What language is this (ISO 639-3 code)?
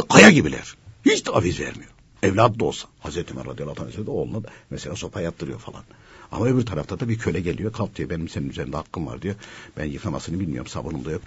tur